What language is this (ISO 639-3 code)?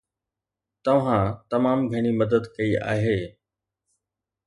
snd